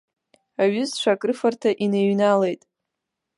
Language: Abkhazian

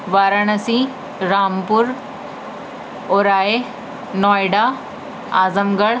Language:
Urdu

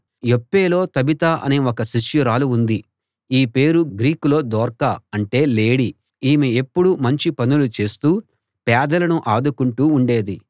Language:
Telugu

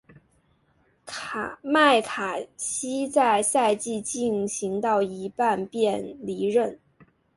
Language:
Chinese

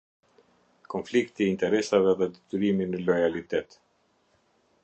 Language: Albanian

